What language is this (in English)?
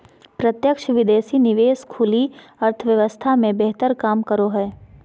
Magahi